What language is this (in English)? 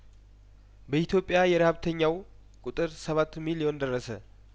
Amharic